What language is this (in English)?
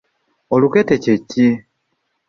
Ganda